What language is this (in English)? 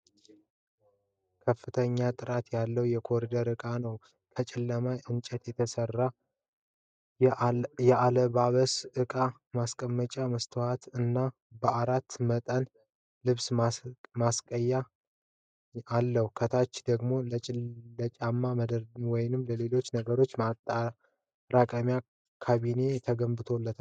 Amharic